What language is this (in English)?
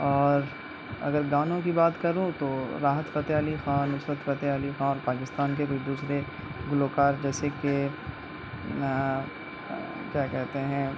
Urdu